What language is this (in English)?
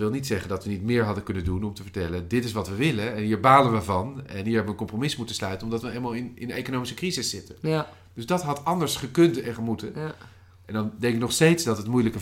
Dutch